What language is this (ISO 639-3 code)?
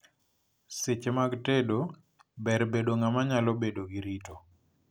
luo